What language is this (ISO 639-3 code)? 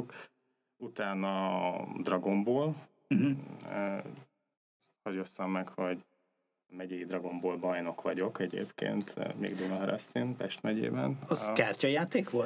hun